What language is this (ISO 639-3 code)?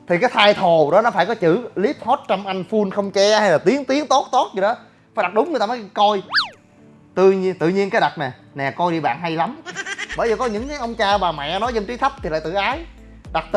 vie